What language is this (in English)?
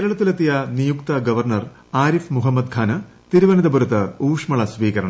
Malayalam